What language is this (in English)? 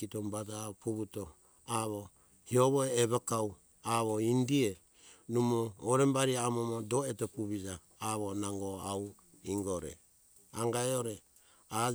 Hunjara-Kaina Ke